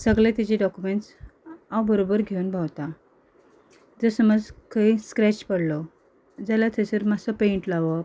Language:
Konkani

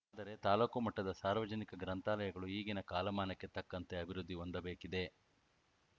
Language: Kannada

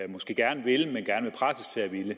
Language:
Danish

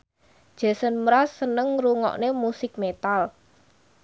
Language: Javanese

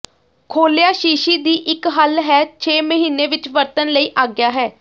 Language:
Punjabi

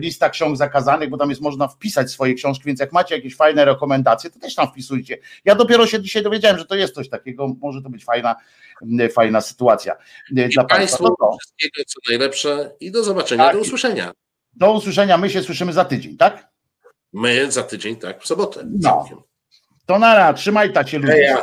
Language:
Polish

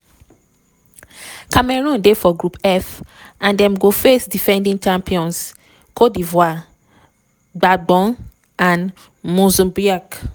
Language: Nigerian Pidgin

